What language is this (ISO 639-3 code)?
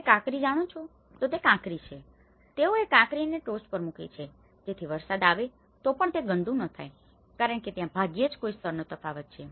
guj